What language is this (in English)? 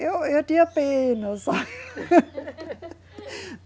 Portuguese